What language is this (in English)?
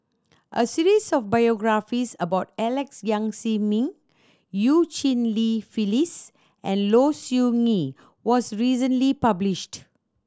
English